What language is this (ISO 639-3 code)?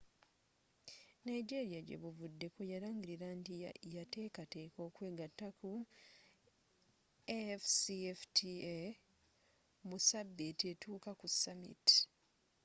lug